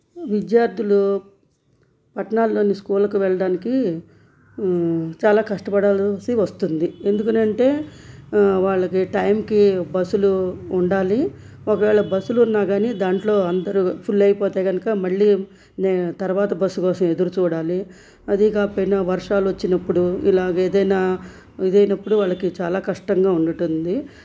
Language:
Telugu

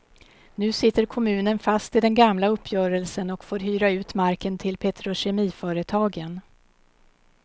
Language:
Swedish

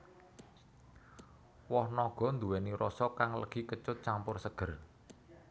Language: Javanese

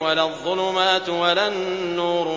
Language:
Arabic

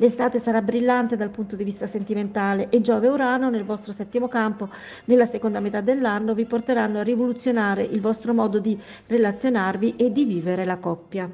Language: Italian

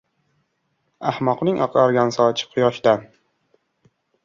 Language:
Uzbek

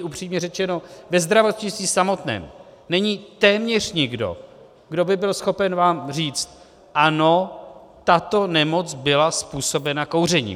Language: Czech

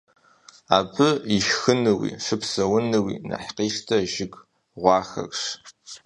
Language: Kabardian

